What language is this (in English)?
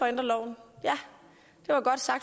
Danish